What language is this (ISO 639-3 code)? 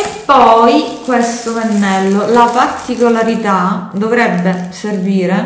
ita